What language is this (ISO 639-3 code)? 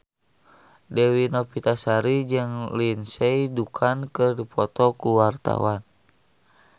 sun